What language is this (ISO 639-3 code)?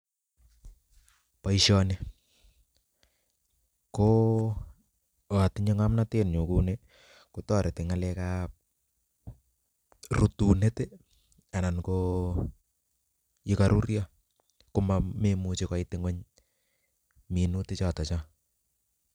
kln